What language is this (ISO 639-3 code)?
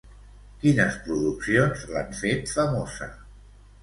cat